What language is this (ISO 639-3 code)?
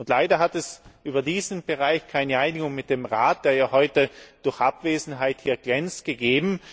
deu